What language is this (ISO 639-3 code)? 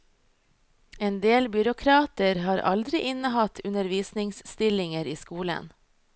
nor